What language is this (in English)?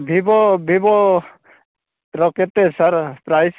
Odia